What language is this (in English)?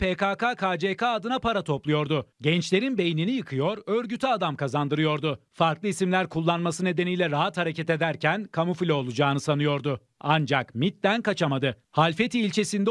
Turkish